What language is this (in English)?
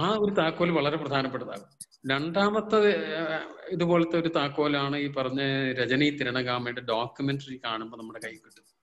Malayalam